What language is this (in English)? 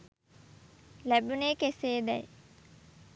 Sinhala